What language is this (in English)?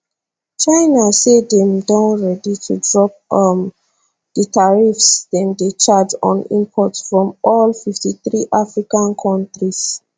Nigerian Pidgin